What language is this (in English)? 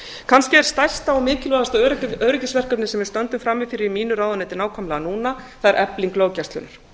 Icelandic